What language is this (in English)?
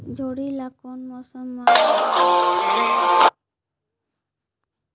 Chhattisgarhi